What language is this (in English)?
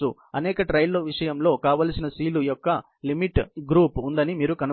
Telugu